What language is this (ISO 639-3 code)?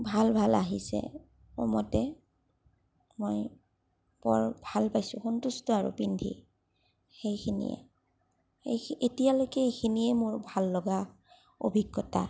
asm